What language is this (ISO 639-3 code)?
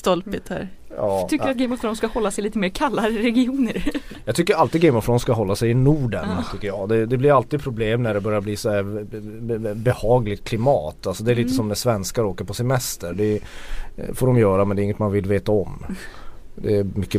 swe